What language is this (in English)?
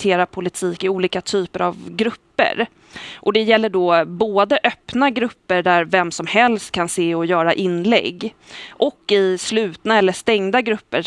Swedish